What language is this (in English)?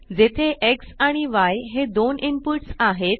Marathi